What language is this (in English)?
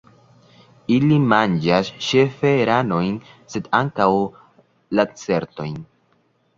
Esperanto